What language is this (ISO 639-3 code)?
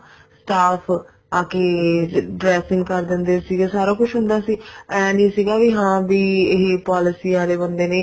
pan